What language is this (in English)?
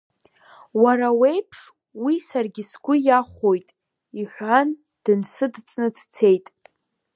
Abkhazian